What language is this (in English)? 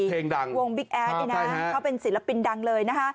Thai